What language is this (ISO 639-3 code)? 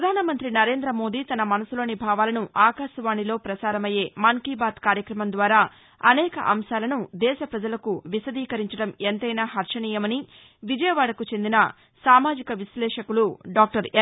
tel